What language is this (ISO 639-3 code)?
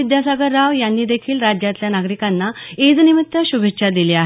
mar